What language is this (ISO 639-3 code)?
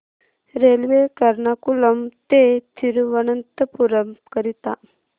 mar